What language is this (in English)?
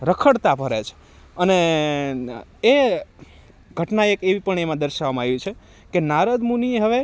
Gujarati